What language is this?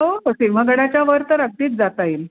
Marathi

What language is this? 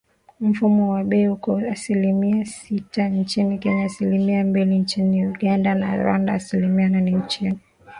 Swahili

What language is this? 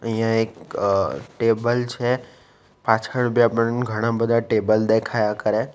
Gujarati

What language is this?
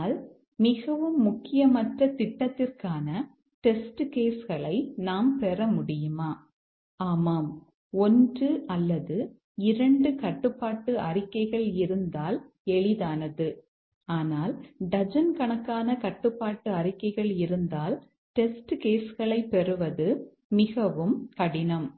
Tamil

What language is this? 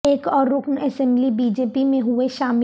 Urdu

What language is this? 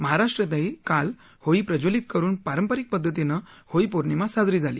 Marathi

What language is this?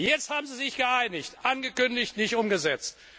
German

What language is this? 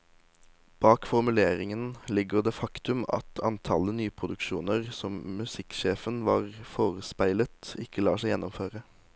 Norwegian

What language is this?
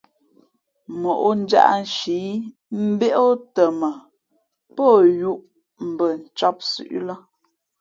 Fe'fe'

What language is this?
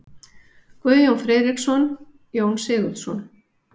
Icelandic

